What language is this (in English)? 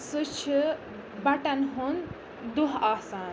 Kashmiri